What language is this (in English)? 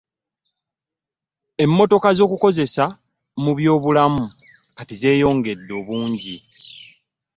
Ganda